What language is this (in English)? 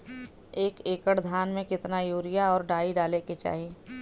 Bhojpuri